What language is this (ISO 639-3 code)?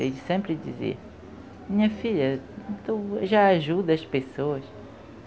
por